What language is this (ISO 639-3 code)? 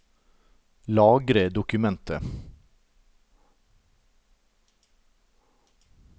nor